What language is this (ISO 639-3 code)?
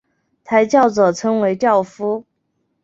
zho